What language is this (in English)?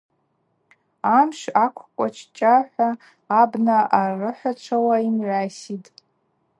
Abaza